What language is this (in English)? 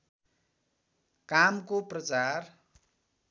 Nepali